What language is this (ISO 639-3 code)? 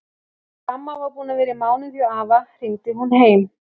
isl